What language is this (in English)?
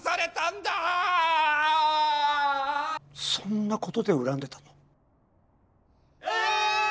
Japanese